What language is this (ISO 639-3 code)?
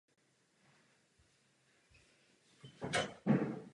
ces